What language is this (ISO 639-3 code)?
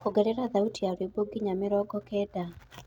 kik